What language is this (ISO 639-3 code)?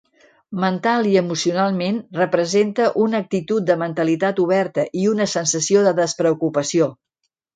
cat